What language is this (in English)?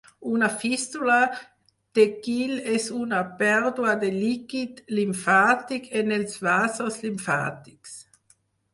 Catalan